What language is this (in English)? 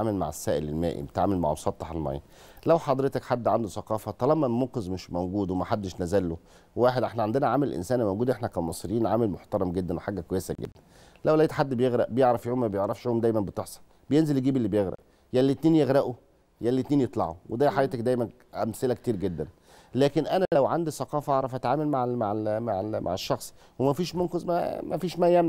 Arabic